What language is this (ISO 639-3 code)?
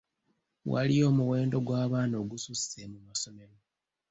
lug